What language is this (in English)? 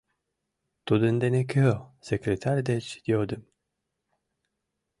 Mari